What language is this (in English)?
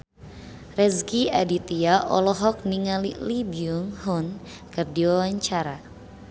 Sundanese